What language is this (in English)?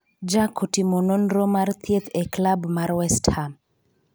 Luo (Kenya and Tanzania)